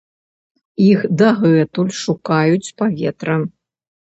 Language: Belarusian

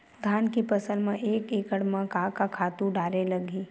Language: Chhattisgarhi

